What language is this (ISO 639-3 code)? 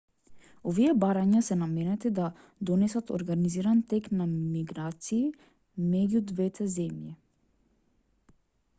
mkd